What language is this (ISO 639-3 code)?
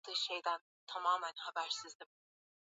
swa